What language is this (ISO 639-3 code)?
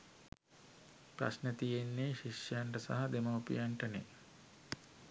sin